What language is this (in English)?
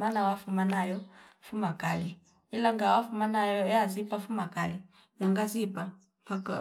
Fipa